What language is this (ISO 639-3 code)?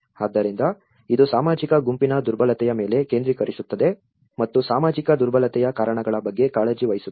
kan